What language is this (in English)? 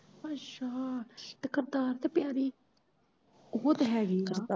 Punjabi